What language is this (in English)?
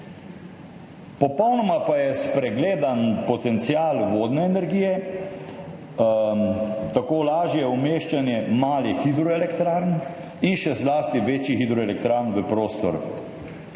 Slovenian